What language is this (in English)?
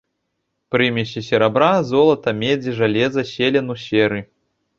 Belarusian